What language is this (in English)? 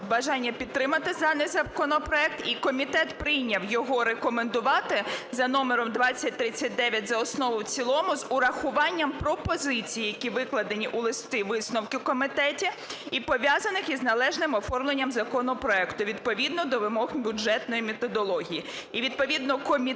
Ukrainian